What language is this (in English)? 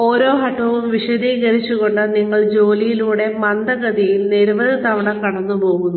Malayalam